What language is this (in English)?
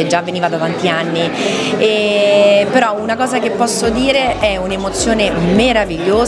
Italian